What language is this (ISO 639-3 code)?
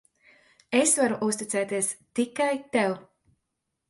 lav